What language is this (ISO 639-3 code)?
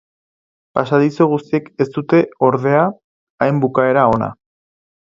eus